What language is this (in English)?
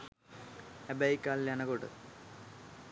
Sinhala